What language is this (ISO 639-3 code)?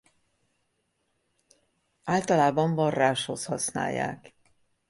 hun